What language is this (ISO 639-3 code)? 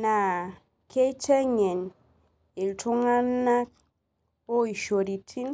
mas